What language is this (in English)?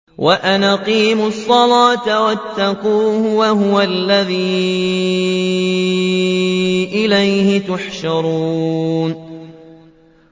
Arabic